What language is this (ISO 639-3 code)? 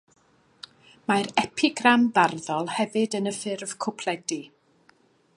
cym